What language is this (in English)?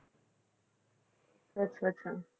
Punjabi